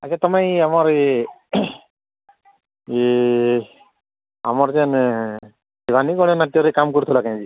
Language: Odia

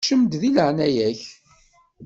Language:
Kabyle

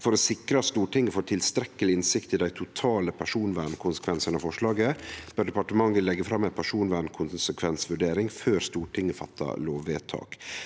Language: Norwegian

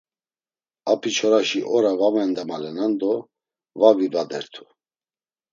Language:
Laz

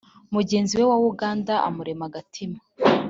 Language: Kinyarwanda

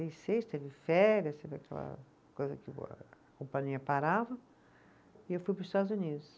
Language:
Portuguese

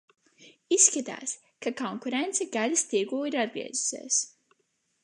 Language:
Latvian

